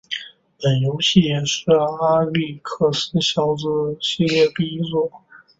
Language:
Chinese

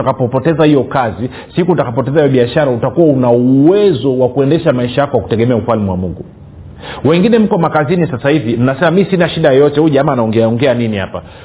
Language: Swahili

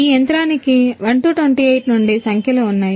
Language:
Telugu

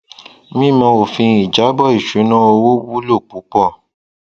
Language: Yoruba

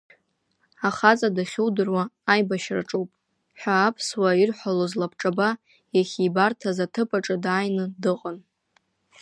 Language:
Abkhazian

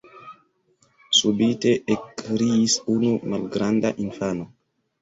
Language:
Esperanto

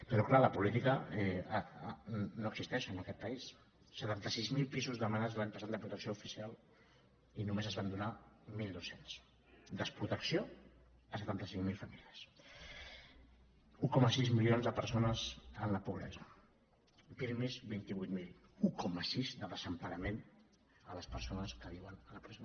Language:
Catalan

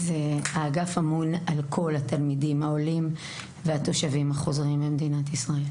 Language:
Hebrew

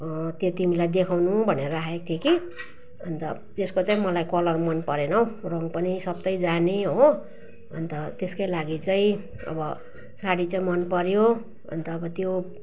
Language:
Nepali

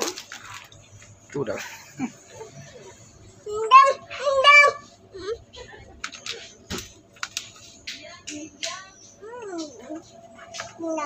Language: Indonesian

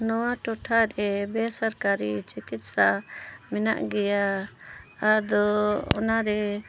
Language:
Santali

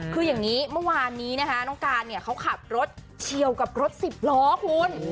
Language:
Thai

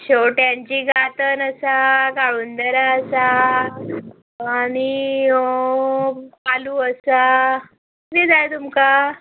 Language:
Konkani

